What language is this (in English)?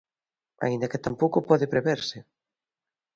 Galician